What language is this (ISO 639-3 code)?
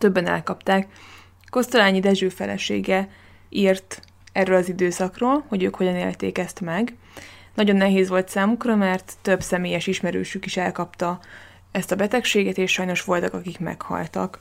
hun